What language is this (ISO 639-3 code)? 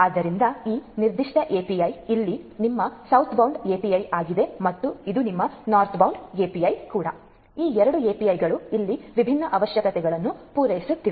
kan